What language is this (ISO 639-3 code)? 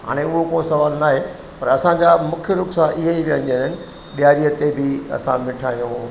snd